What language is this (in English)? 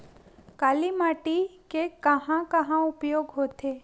Chhattisgarhi